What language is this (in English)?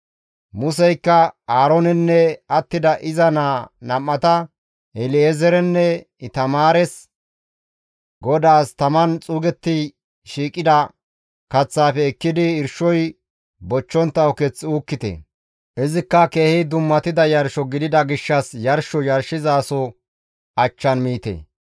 Gamo